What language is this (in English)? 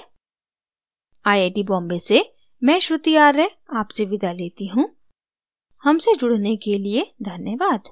Hindi